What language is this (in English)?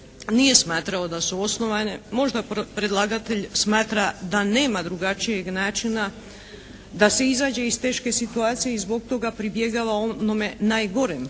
Croatian